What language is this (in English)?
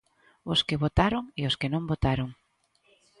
Galician